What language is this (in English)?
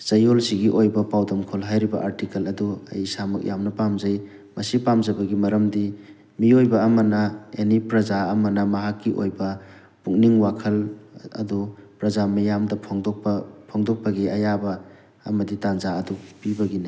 Manipuri